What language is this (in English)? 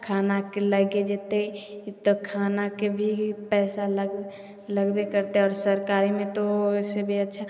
Maithili